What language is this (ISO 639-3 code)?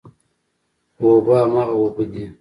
pus